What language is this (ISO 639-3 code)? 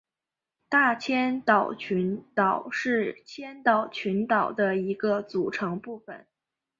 zho